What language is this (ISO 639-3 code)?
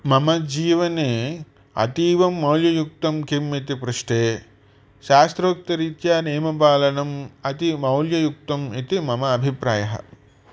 san